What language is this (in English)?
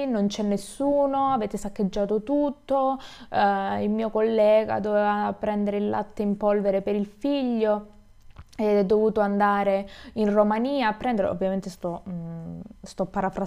Italian